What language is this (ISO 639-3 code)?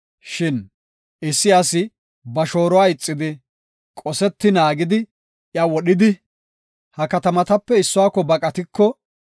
gof